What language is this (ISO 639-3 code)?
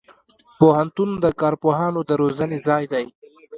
pus